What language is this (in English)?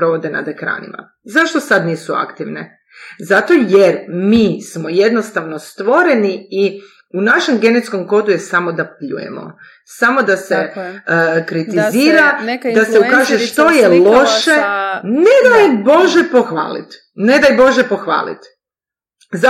Croatian